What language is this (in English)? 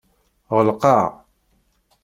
Kabyle